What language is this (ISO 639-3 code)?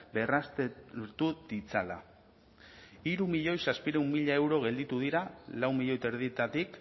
eus